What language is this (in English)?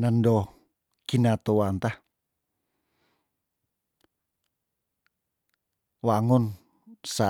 Tondano